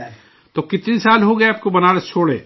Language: Urdu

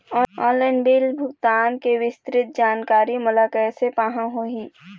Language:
Chhattisgarhi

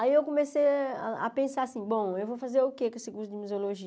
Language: Portuguese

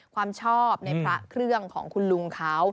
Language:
Thai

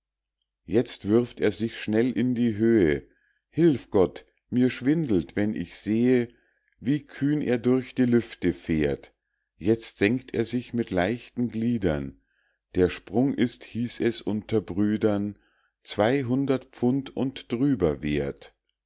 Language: German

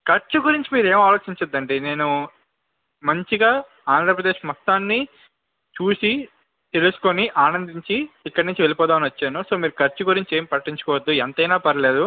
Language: Telugu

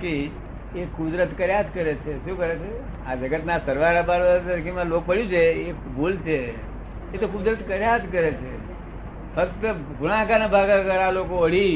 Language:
Gujarati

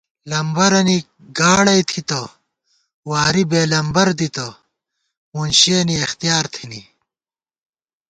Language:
Gawar-Bati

